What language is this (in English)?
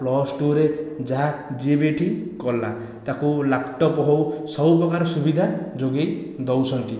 Odia